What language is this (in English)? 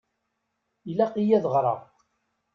Kabyle